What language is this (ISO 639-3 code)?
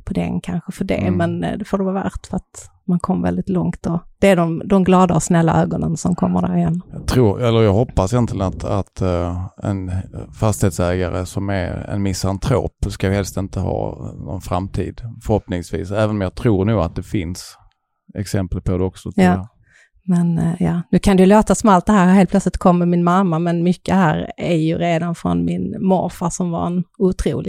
swe